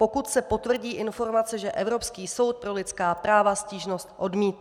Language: Czech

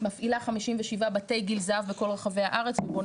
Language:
Hebrew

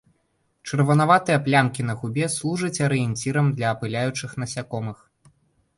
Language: Belarusian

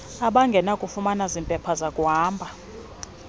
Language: Xhosa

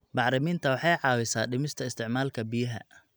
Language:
Somali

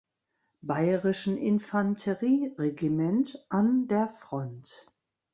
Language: German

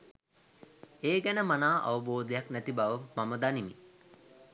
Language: Sinhala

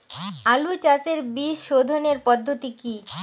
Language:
Bangla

